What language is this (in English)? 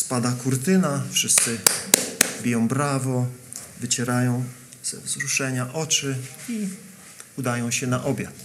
Polish